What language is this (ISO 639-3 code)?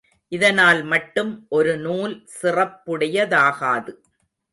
tam